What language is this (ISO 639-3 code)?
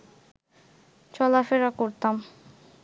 ben